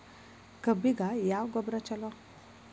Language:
Kannada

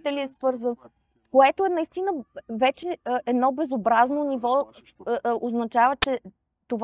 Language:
Bulgarian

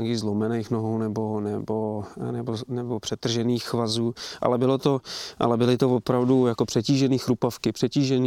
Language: Czech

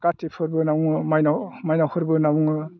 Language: Bodo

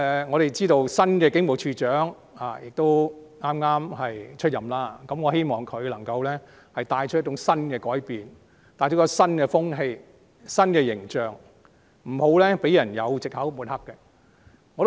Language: Cantonese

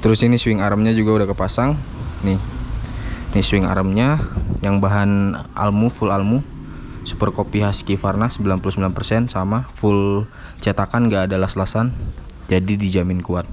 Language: Indonesian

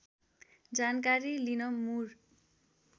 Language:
Nepali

